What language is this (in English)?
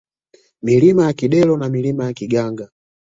Swahili